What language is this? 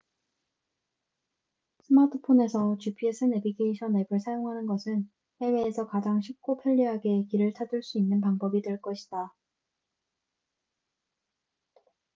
Korean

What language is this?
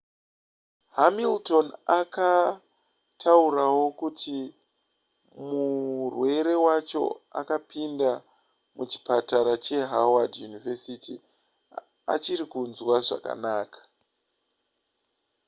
Shona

